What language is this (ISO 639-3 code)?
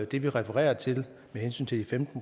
dan